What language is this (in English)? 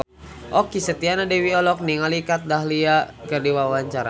Sundanese